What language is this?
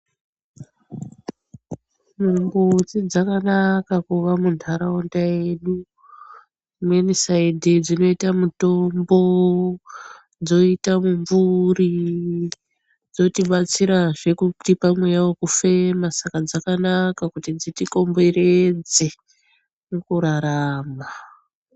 Ndau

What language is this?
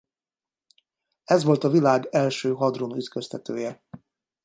Hungarian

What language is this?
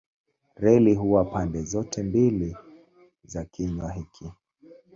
Swahili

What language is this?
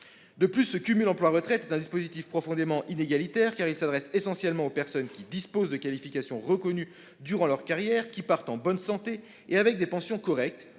French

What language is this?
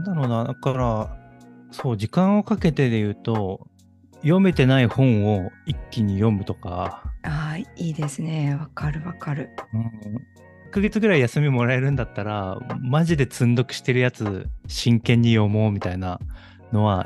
Japanese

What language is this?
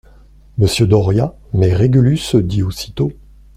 French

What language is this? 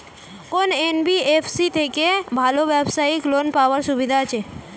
Bangla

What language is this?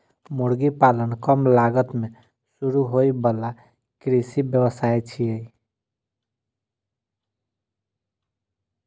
Maithili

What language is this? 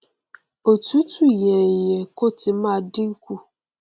Yoruba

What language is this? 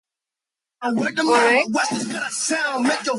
English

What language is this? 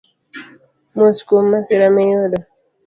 Luo (Kenya and Tanzania)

